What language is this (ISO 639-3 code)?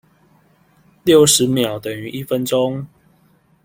zho